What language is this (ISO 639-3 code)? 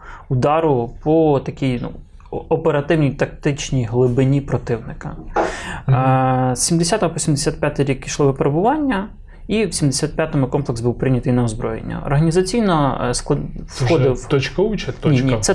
ukr